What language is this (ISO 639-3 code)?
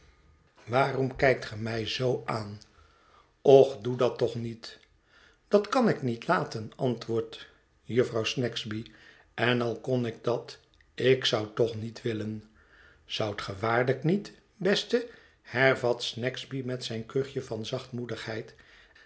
nld